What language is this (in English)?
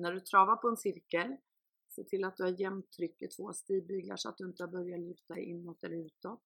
Swedish